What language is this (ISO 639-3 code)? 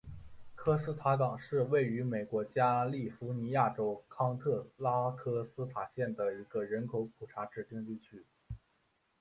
zho